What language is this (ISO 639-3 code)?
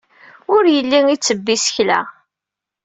kab